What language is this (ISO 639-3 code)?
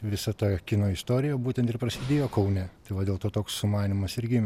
lit